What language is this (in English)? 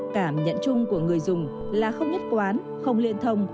Vietnamese